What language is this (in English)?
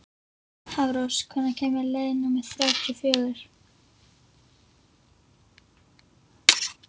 Icelandic